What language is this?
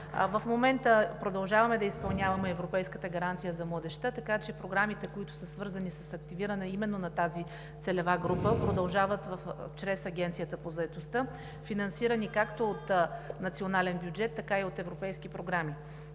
Bulgarian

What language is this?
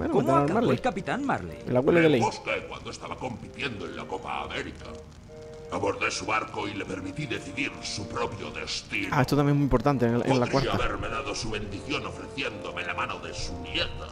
Spanish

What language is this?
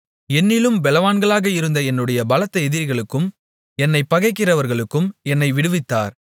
Tamil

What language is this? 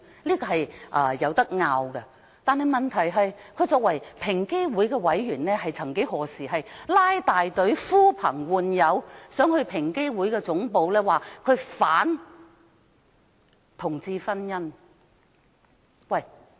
Cantonese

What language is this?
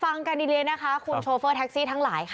Thai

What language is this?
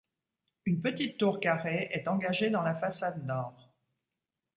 French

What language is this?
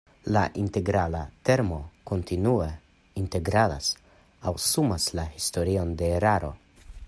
Esperanto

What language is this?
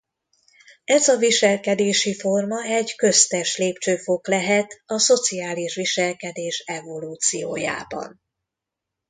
Hungarian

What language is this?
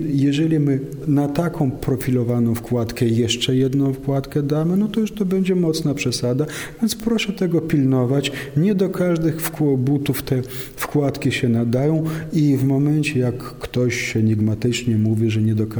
Polish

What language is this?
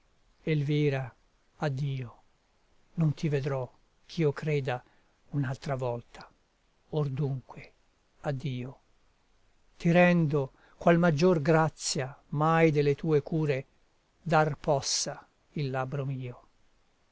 Italian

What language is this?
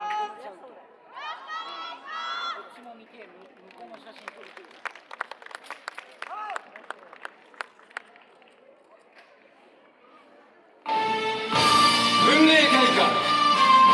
Japanese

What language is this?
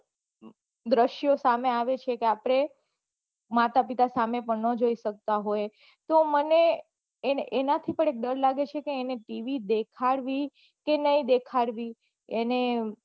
Gujarati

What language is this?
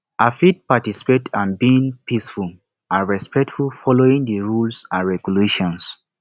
Nigerian Pidgin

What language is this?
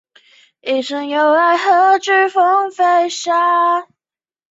Chinese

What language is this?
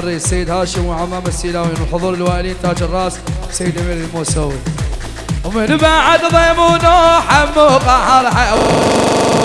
Arabic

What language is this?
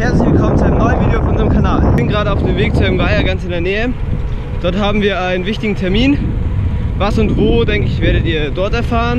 German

